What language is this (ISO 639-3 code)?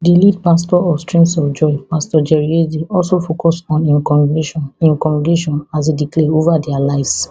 pcm